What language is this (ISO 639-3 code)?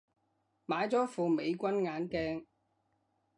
yue